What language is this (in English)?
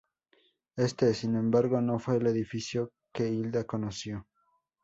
Spanish